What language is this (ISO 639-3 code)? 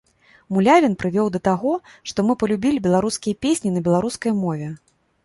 bel